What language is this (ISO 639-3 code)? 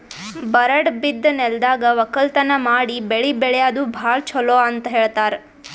kan